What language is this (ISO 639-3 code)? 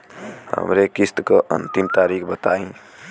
bho